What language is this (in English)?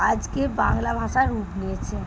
Bangla